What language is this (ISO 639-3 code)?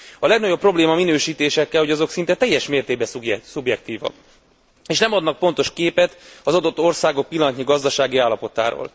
hun